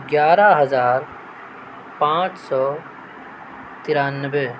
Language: Urdu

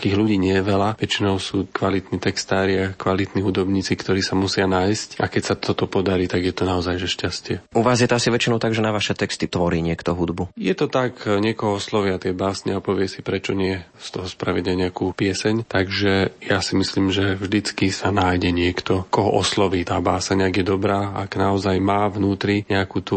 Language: Slovak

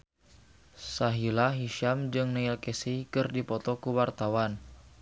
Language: Sundanese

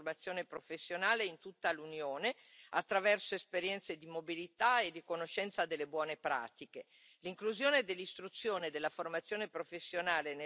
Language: Italian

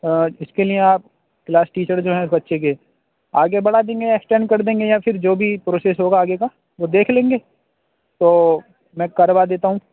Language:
Urdu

